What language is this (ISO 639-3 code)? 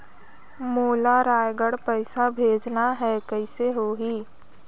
hne